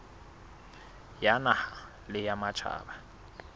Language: Southern Sotho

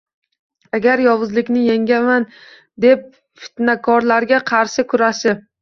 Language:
Uzbek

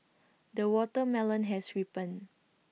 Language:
English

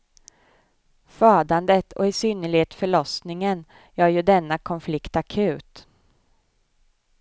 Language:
Swedish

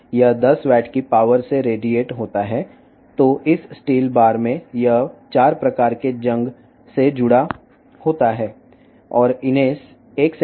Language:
Telugu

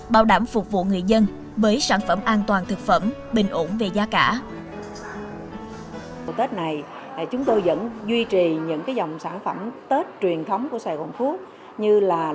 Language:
Vietnamese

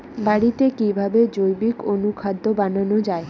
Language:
Bangla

